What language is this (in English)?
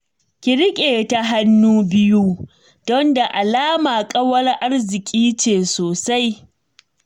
Hausa